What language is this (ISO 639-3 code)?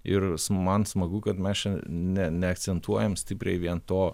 lit